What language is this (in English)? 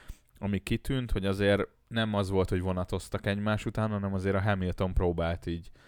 Hungarian